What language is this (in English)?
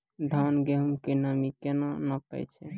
Maithili